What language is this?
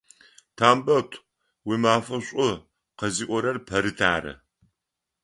Adyghe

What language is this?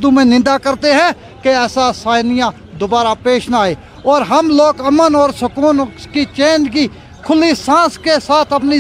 Urdu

